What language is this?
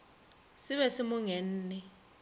Northern Sotho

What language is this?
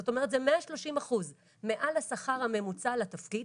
Hebrew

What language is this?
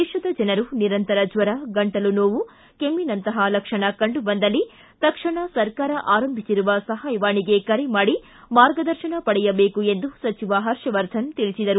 Kannada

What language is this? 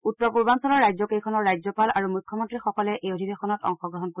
Assamese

